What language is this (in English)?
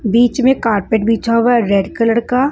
Hindi